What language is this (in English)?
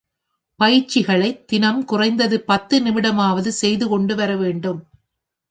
Tamil